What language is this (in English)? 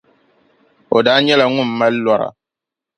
Dagbani